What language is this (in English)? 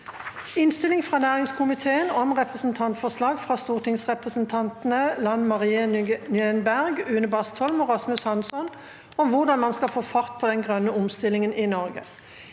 Norwegian